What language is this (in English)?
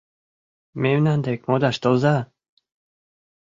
Mari